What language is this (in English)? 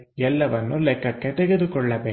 Kannada